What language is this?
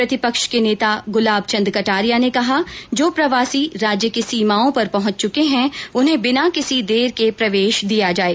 Hindi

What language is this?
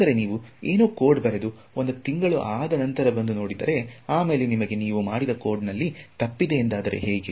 Kannada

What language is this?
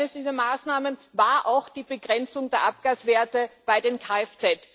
German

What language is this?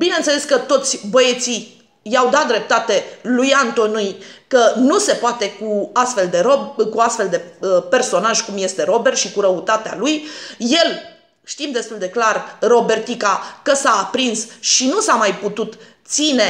Romanian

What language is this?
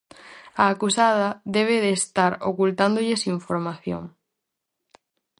Galician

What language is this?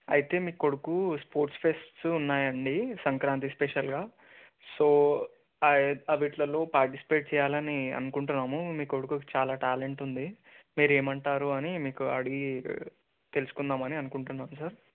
Telugu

